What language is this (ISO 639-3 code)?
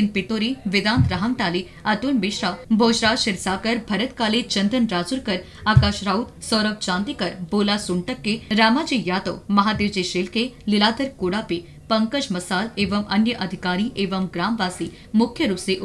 hin